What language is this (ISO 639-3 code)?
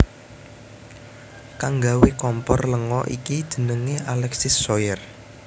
jav